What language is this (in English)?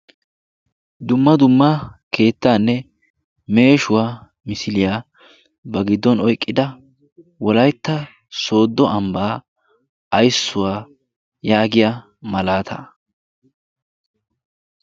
Wolaytta